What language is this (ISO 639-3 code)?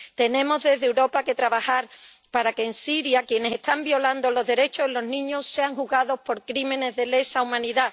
spa